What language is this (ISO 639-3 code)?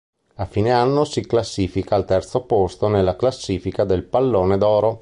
ita